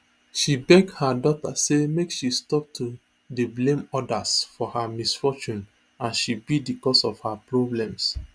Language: Nigerian Pidgin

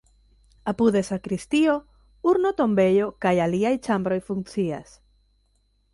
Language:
Esperanto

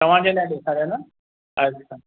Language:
Sindhi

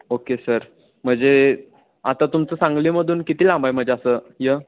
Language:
Marathi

